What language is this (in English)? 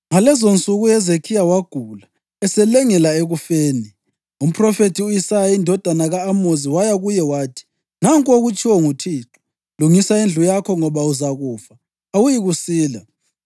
North Ndebele